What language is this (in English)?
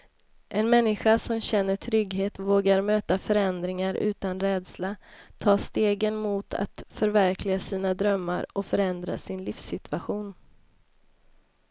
Swedish